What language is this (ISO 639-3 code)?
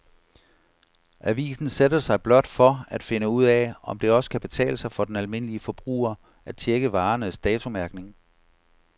dan